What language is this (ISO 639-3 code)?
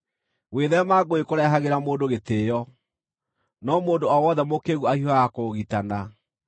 kik